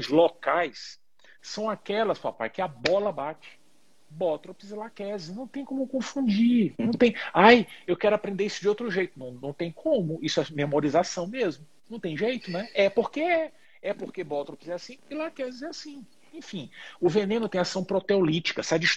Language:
Portuguese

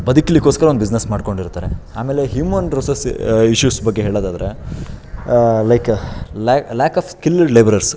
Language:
Kannada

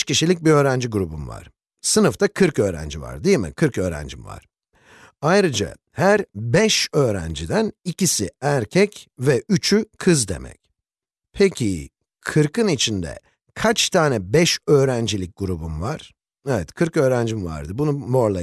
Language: Turkish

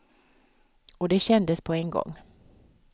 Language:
Swedish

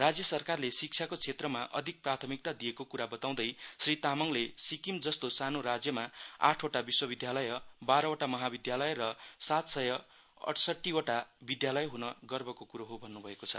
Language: Nepali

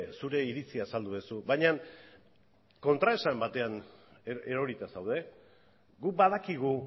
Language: Basque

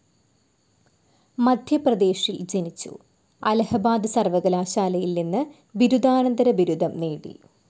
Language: Malayalam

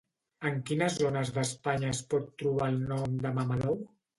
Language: Catalan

